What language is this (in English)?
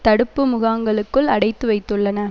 Tamil